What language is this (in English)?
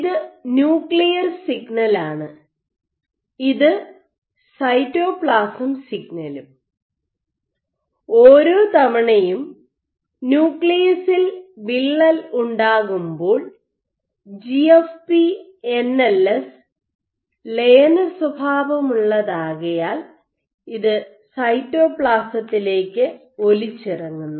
Malayalam